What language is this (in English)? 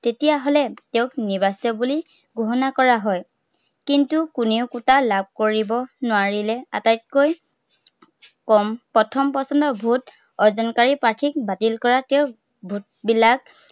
Assamese